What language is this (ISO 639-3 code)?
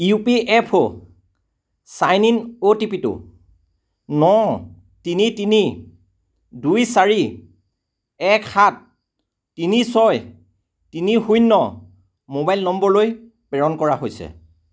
asm